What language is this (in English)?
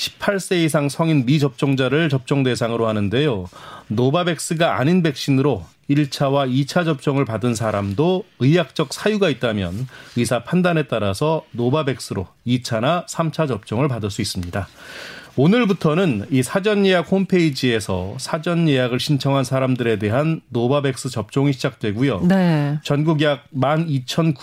Korean